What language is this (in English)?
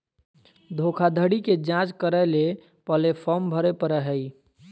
Magahi